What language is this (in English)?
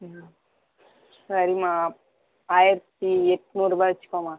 Tamil